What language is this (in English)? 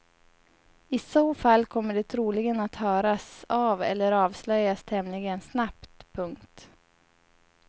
Swedish